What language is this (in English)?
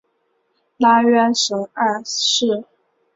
Chinese